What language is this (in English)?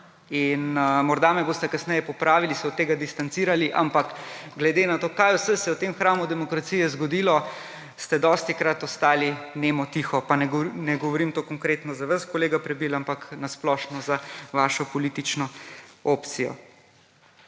Slovenian